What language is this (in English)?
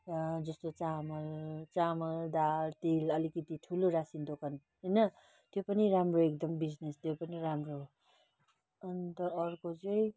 Nepali